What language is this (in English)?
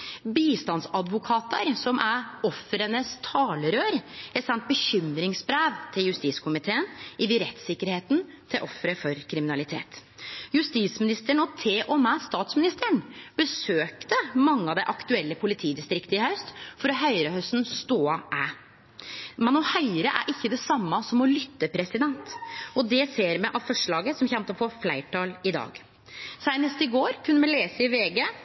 Norwegian Nynorsk